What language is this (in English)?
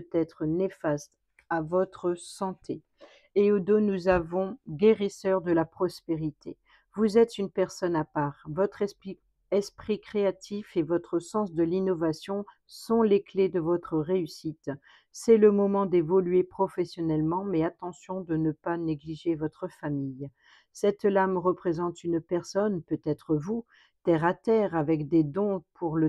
French